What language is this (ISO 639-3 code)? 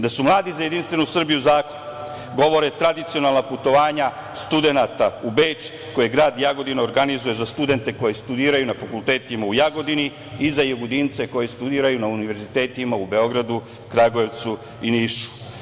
srp